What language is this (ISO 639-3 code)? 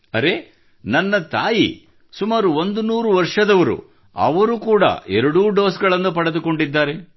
kan